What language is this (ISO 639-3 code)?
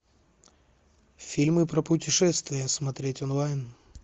rus